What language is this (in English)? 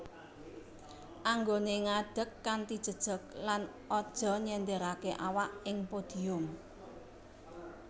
Javanese